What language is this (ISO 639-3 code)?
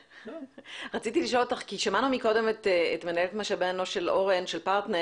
heb